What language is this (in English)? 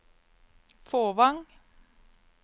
Norwegian